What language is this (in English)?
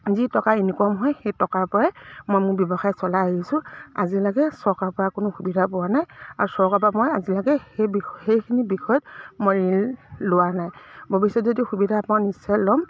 Assamese